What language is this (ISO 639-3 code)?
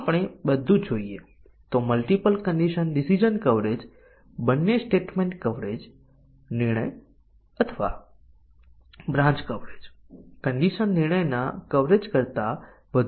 guj